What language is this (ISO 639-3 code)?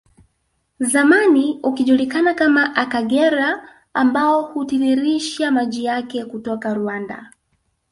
swa